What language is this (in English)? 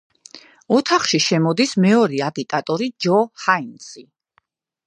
Georgian